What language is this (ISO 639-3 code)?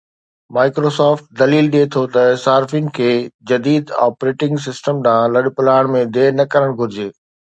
snd